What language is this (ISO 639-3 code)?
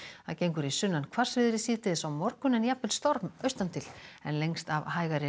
isl